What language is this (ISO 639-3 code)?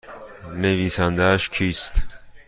fas